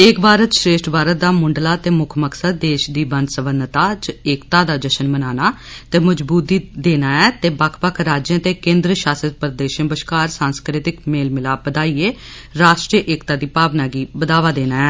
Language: Dogri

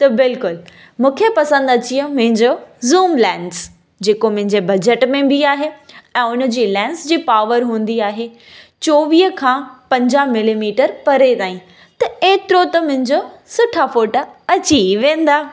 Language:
Sindhi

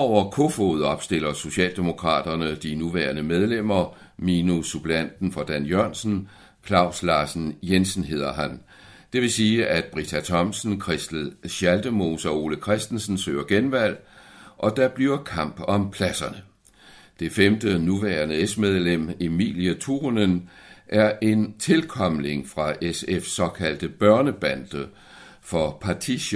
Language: Danish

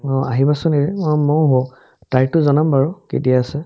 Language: Assamese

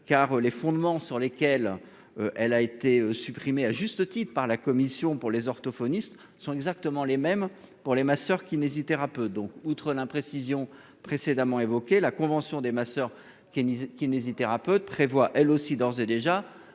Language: French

